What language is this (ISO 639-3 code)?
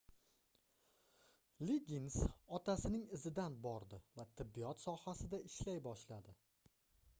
uzb